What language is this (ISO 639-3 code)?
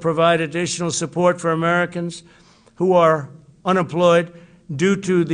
swe